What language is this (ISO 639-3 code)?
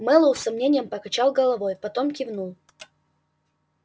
rus